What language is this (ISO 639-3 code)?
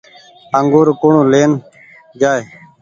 gig